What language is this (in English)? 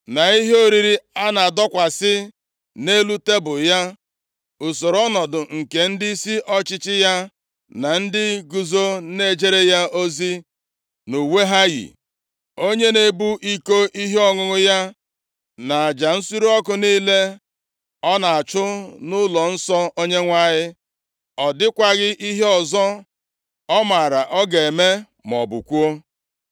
Igbo